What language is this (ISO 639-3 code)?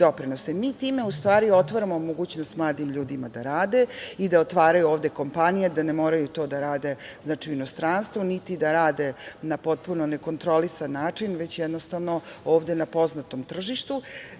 srp